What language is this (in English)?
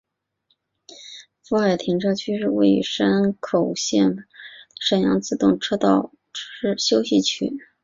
Chinese